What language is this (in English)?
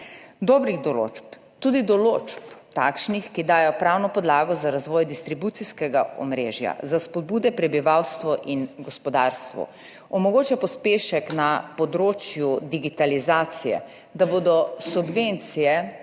Slovenian